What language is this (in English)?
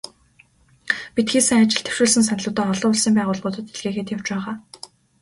Mongolian